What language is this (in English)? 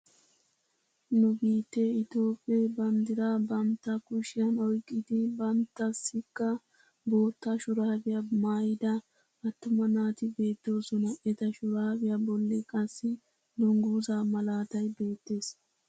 Wolaytta